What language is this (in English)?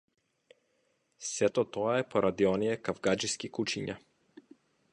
Macedonian